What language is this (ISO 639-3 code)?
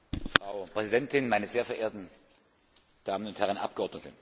deu